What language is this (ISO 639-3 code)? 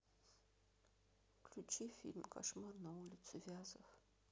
rus